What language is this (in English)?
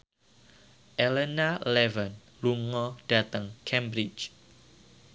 Javanese